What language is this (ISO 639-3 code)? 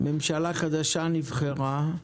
heb